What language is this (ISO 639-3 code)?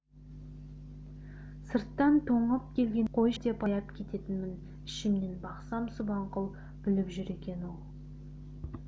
kaz